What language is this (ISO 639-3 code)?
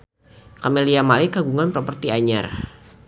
sun